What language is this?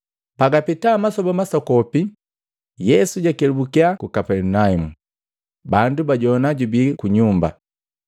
Matengo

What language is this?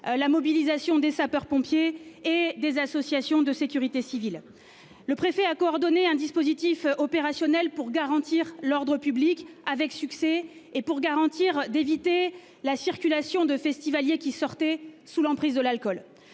French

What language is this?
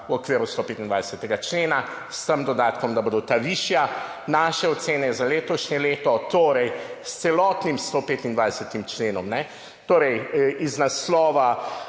Slovenian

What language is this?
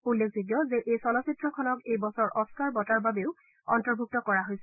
Assamese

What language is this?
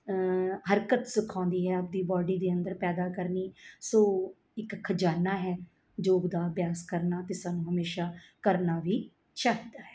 Punjabi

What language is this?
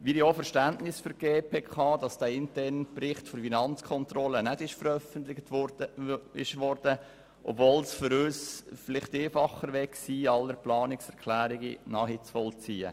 Swiss German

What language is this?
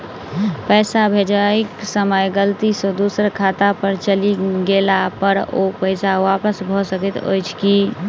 Maithili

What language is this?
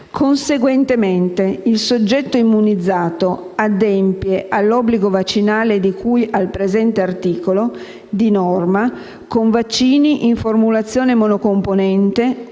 Italian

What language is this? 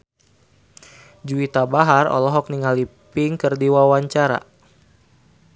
Sundanese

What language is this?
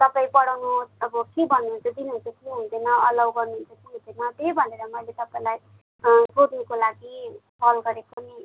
Nepali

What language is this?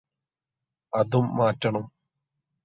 Malayalam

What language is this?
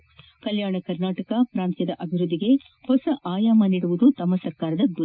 Kannada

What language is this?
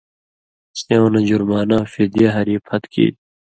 Indus Kohistani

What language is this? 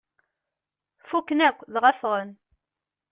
Kabyle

